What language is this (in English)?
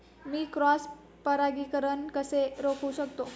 Marathi